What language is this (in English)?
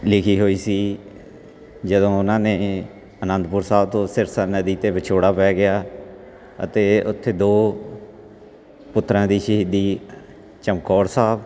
Punjabi